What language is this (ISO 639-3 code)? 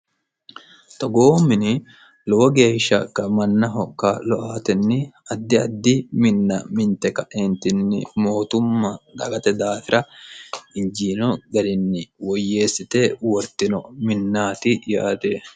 sid